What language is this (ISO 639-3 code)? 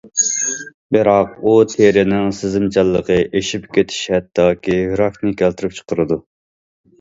uig